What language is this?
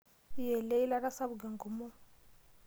Masai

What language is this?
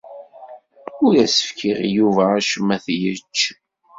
Kabyle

